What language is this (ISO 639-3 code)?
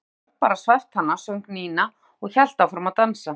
isl